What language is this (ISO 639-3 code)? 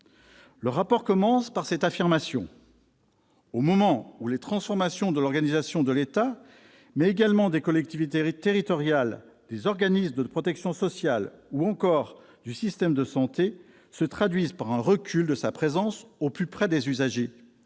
fra